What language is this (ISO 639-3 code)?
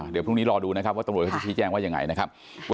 tha